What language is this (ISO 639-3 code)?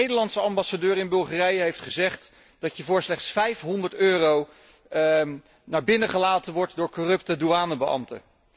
nld